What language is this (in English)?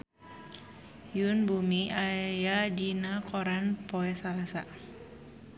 Sundanese